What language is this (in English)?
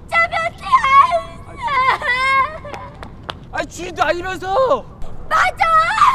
Korean